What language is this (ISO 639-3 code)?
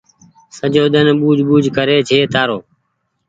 gig